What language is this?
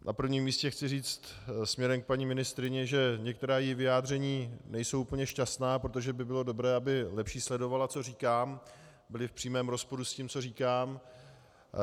Czech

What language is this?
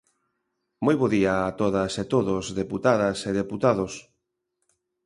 Galician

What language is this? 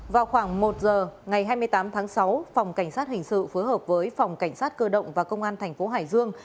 Vietnamese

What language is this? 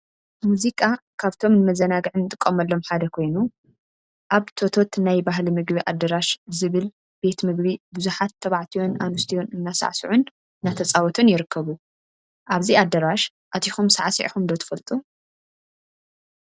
Tigrinya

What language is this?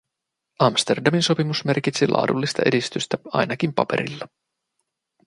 Finnish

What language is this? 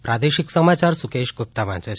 Gujarati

